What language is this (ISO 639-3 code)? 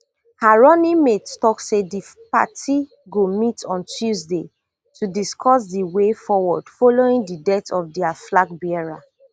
pcm